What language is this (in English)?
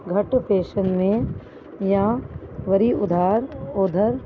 Sindhi